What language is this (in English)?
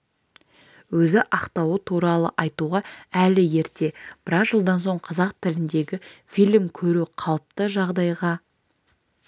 Kazakh